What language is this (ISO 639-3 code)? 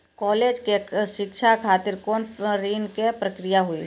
mai